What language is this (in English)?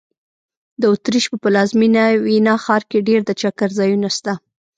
Pashto